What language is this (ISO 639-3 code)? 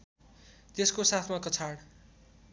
nep